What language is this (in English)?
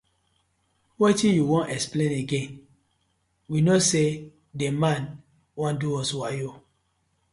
Nigerian Pidgin